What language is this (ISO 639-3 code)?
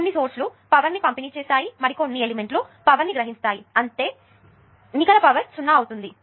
tel